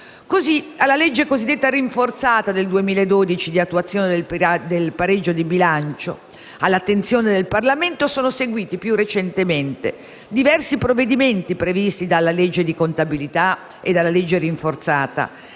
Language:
Italian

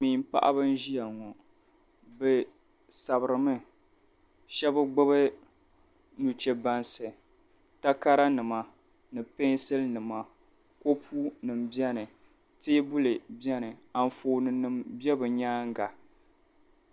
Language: Dagbani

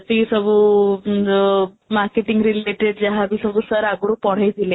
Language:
Odia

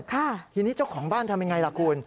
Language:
Thai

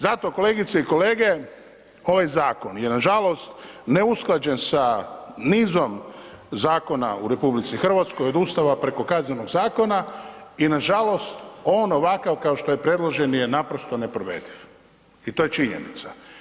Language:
Croatian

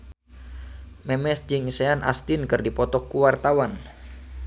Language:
Sundanese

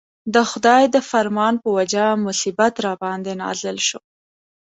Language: Pashto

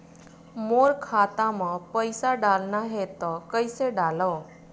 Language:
Chhattisgarhi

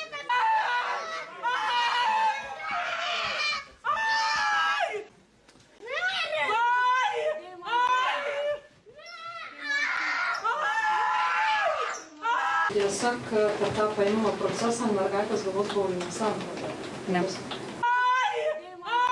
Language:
Ukrainian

